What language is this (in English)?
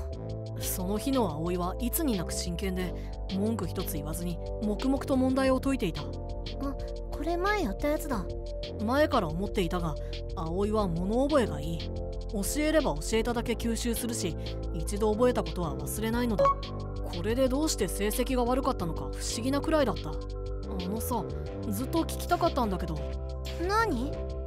Japanese